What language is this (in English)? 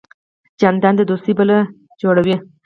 Pashto